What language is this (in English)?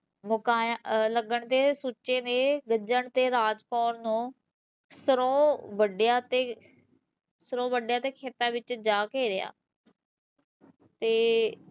Punjabi